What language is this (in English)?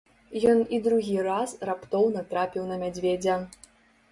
Belarusian